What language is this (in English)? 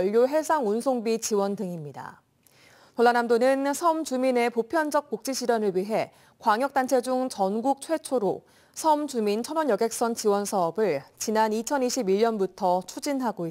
Korean